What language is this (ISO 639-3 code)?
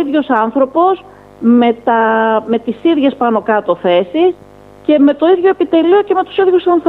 ell